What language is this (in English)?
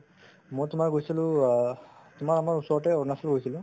Assamese